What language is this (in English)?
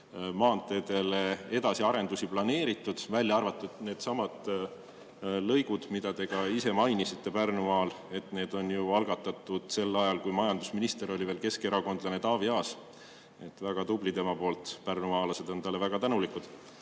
Estonian